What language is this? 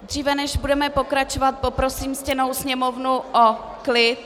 Czech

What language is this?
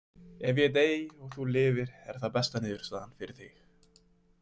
Icelandic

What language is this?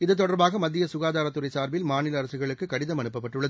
Tamil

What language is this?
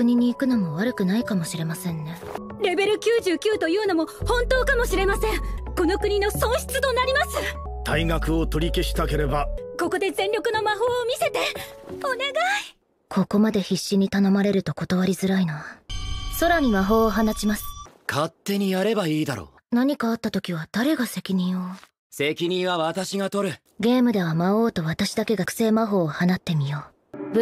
Japanese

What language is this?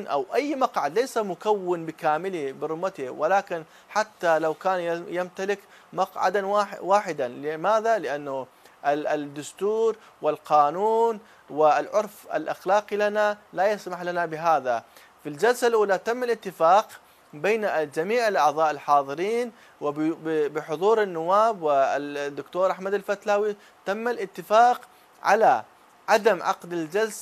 Arabic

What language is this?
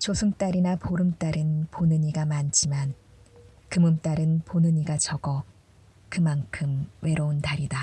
Korean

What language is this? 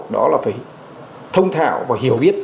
Vietnamese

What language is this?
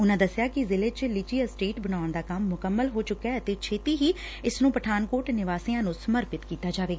Punjabi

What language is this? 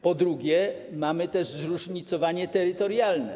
Polish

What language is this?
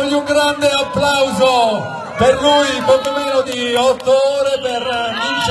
Italian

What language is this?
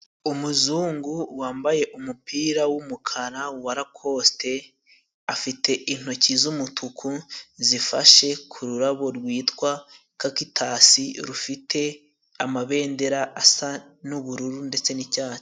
Kinyarwanda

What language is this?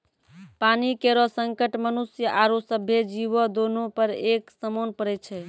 Maithili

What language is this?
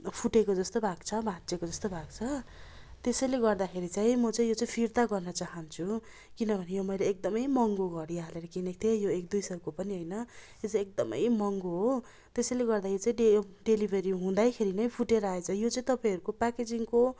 Nepali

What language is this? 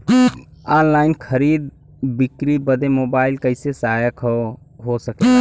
Bhojpuri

